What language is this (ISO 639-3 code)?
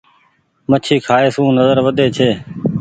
gig